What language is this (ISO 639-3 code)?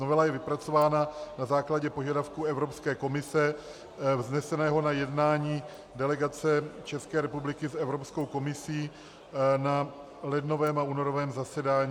ces